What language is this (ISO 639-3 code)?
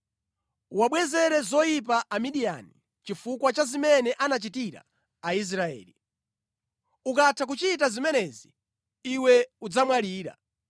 nya